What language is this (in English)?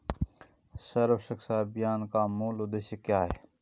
Hindi